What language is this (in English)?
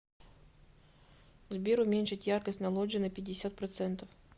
Russian